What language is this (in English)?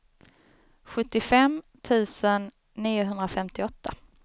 Swedish